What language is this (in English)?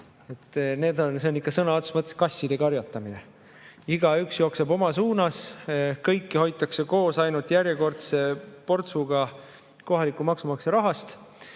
Estonian